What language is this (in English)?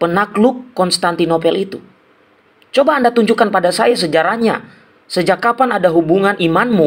Indonesian